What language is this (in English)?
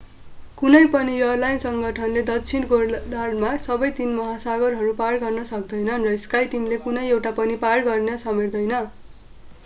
Nepali